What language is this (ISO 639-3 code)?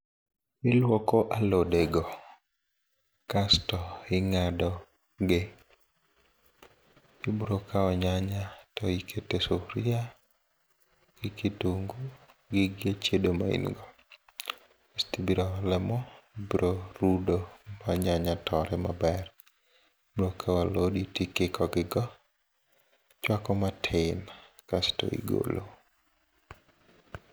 luo